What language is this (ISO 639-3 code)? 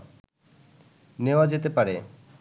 ben